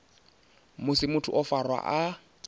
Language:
Venda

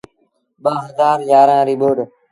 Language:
Sindhi Bhil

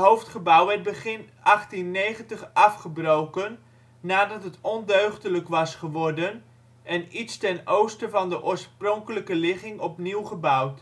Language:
Dutch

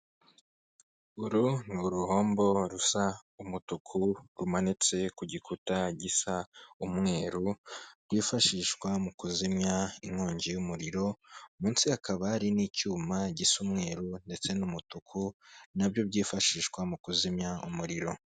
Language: Kinyarwanda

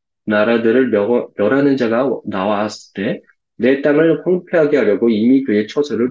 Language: Korean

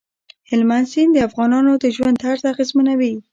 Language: Pashto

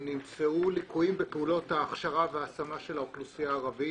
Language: Hebrew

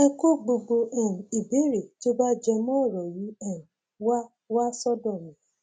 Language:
Yoruba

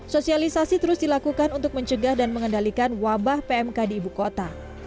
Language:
Indonesian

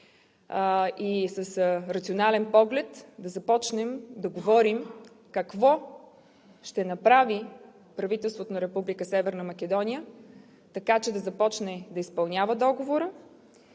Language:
Bulgarian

